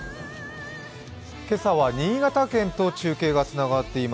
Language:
Japanese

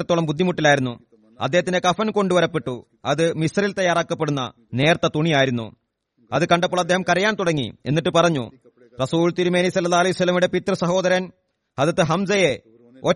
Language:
Malayalam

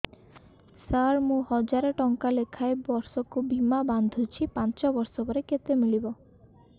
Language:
Odia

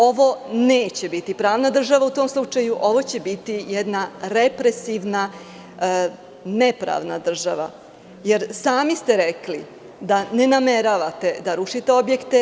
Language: Serbian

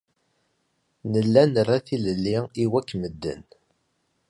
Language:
Kabyle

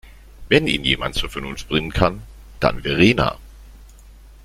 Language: German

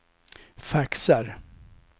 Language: Swedish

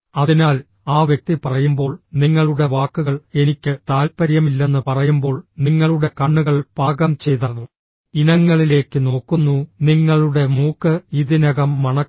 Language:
Malayalam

